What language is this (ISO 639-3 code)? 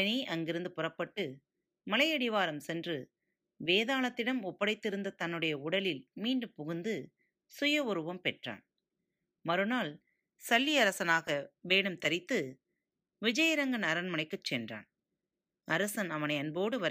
tam